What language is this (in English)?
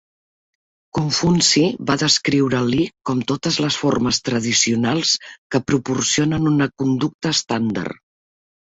Catalan